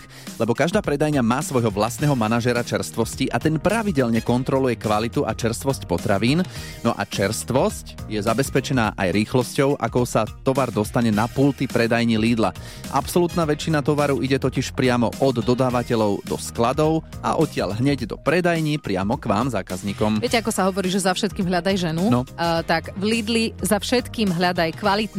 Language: Slovak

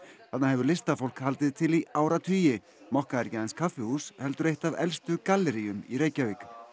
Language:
Icelandic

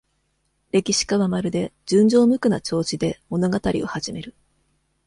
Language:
Japanese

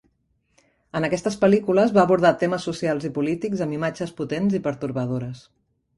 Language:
Catalan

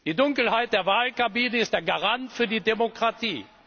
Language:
German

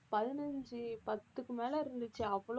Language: Tamil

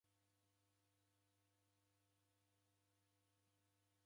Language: Taita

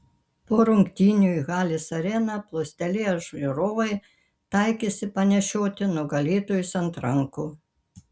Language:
Lithuanian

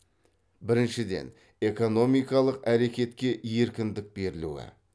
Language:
Kazakh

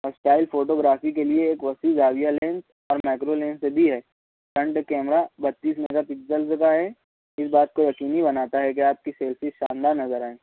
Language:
Urdu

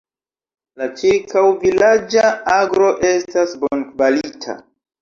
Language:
Esperanto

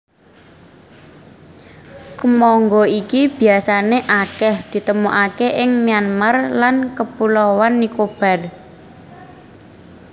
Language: Javanese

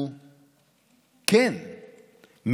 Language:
Hebrew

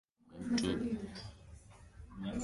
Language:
Swahili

